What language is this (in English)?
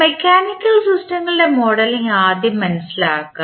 Malayalam